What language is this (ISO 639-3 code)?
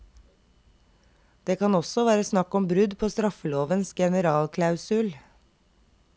nor